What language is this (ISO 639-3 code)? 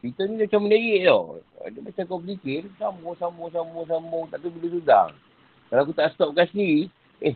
msa